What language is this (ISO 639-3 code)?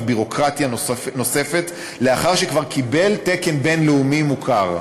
heb